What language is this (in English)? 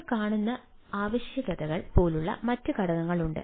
Malayalam